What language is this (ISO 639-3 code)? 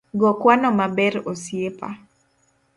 luo